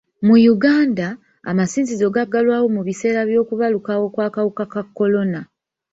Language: Ganda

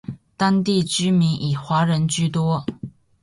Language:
Chinese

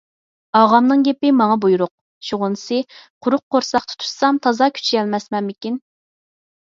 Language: Uyghur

